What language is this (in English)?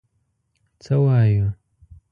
Pashto